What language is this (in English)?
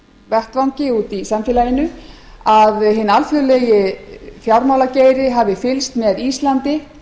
Icelandic